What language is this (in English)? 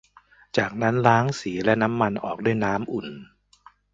Thai